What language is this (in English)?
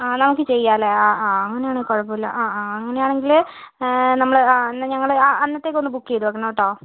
Malayalam